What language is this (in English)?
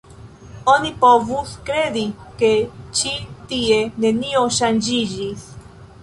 Esperanto